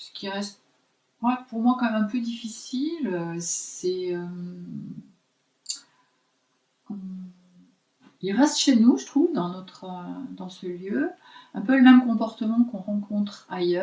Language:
French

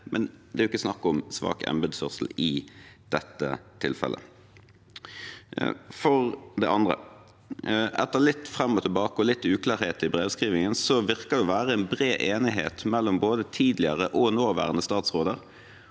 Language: Norwegian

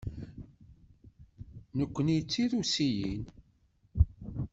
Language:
Kabyle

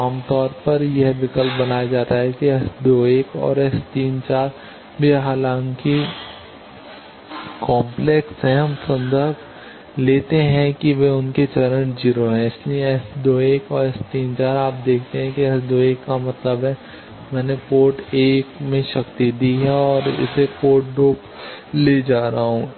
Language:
Hindi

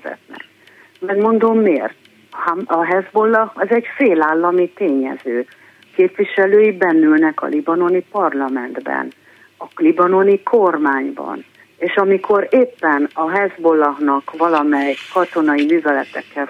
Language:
Hungarian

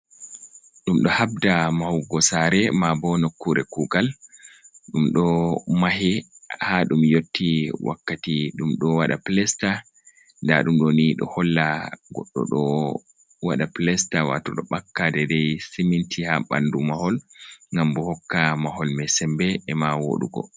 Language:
Fula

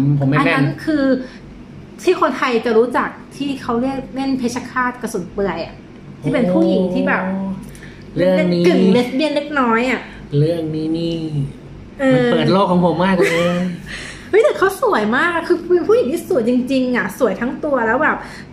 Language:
Thai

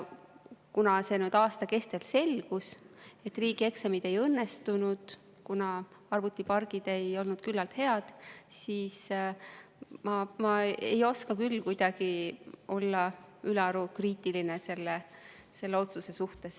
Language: Estonian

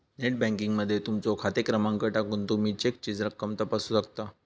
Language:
Marathi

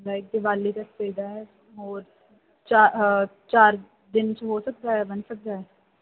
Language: Punjabi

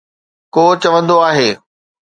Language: Sindhi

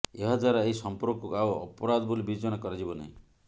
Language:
Odia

